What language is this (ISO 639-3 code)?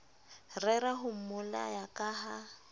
sot